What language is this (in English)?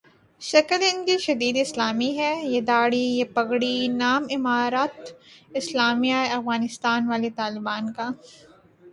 Urdu